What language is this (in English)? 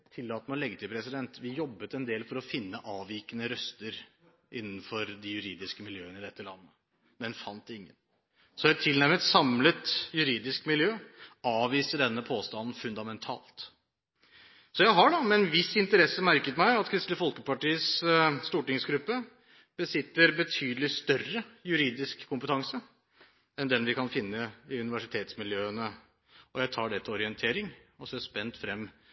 Norwegian Bokmål